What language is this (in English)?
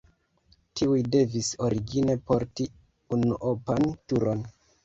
Esperanto